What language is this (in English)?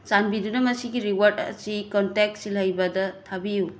Manipuri